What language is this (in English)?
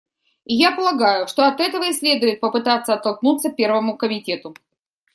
Russian